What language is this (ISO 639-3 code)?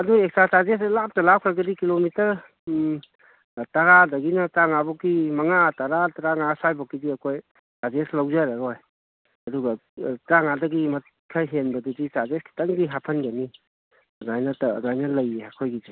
mni